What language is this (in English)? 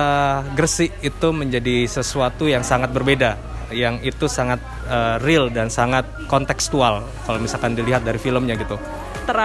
Indonesian